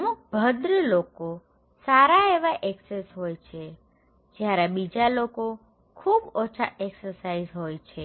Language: Gujarati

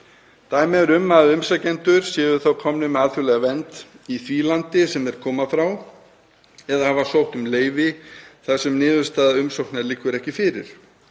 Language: Icelandic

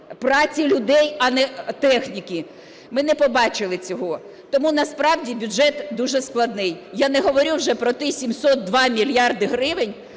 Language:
Ukrainian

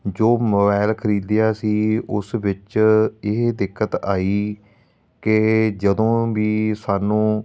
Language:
Punjabi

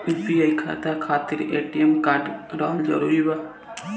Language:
Bhojpuri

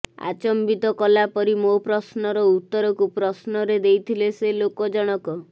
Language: Odia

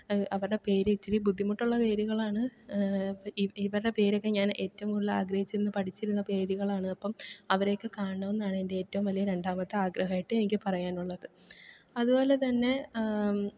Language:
Malayalam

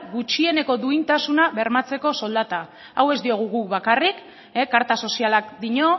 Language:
Basque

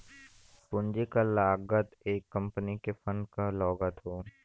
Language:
Bhojpuri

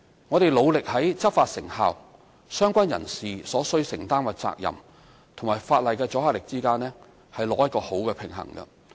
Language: Cantonese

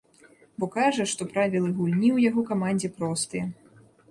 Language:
Belarusian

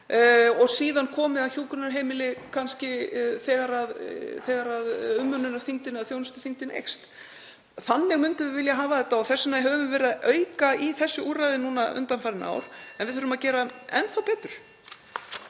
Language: Icelandic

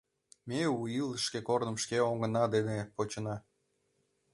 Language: Mari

